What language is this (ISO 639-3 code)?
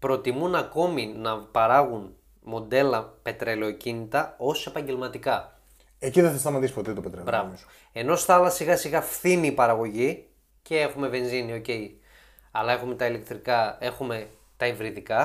ell